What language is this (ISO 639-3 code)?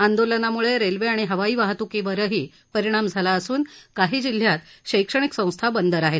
mar